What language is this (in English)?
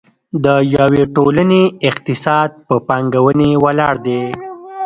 Pashto